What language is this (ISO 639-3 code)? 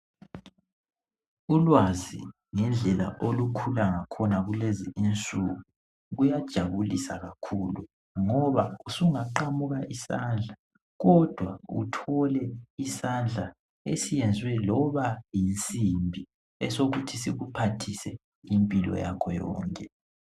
nde